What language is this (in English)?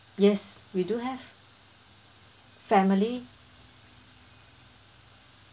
English